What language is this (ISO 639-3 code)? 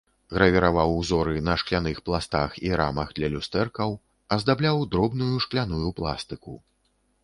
bel